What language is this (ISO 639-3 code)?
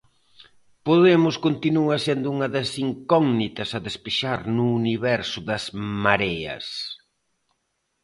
glg